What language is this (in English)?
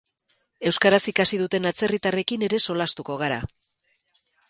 Basque